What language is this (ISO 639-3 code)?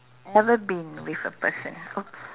eng